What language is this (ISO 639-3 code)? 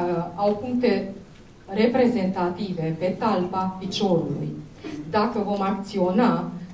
ron